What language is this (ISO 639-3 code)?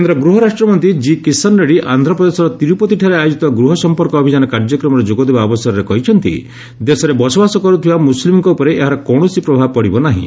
ori